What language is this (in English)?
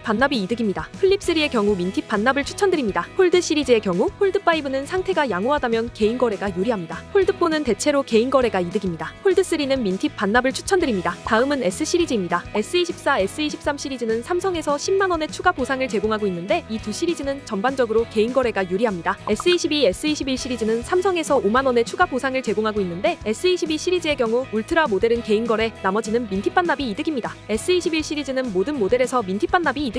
Korean